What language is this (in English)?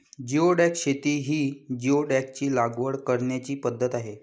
Marathi